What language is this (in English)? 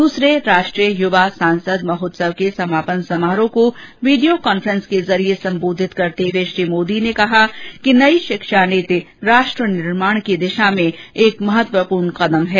Hindi